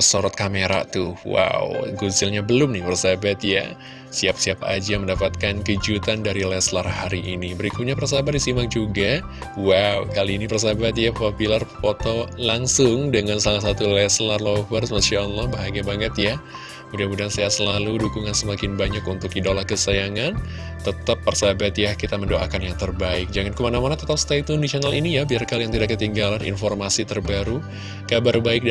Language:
Indonesian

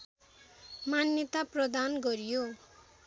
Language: Nepali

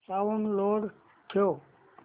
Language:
Marathi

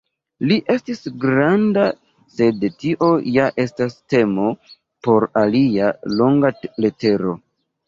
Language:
Esperanto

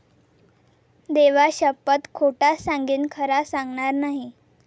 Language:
Marathi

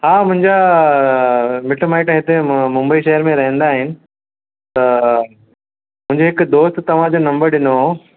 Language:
Sindhi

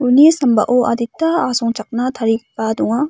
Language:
Garo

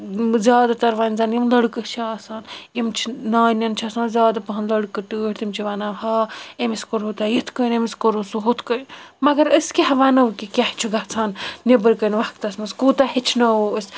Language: Kashmiri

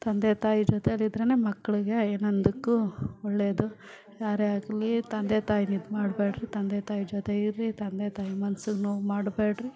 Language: Kannada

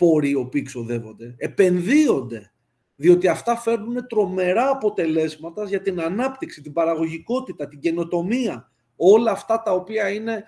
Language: Greek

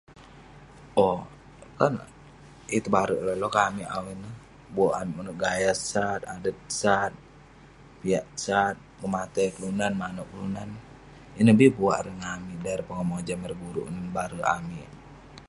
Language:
Western Penan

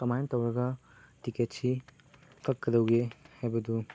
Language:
Manipuri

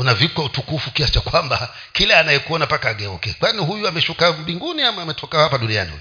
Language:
Swahili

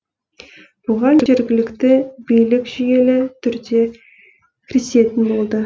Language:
Kazakh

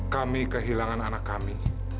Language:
Indonesian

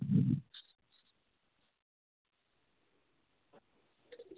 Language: Dogri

